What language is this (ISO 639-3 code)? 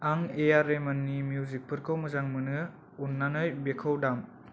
brx